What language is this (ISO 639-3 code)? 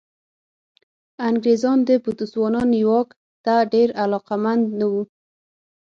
pus